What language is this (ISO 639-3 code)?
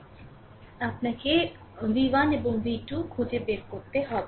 ben